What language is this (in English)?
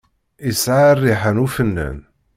Kabyle